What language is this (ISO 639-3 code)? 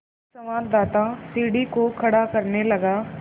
hin